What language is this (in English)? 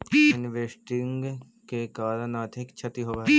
Magahi